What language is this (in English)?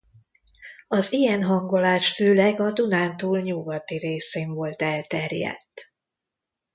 Hungarian